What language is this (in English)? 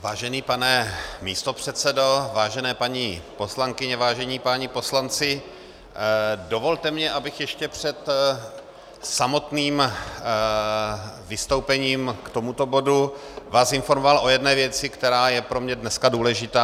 Czech